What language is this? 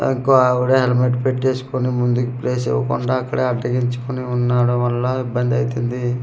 Telugu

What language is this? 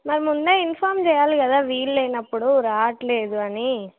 Telugu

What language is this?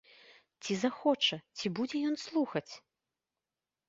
Belarusian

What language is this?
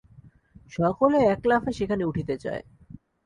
Bangla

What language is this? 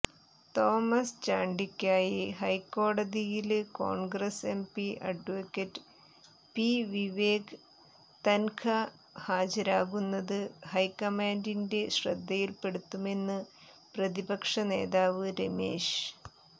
Malayalam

